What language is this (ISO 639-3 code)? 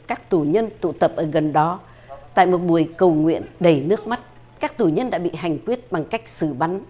vie